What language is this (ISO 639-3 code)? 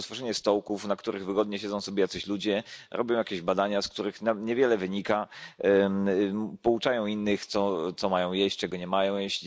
pol